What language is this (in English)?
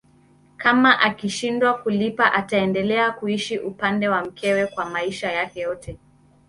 Swahili